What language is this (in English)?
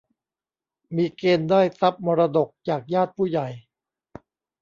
Thai